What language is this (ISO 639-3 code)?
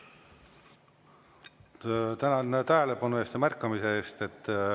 est